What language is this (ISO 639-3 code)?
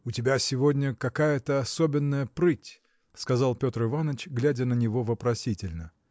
rus